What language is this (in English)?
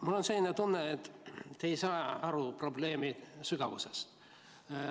Estonian